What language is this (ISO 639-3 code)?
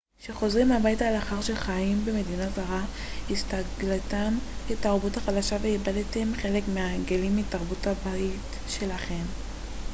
heb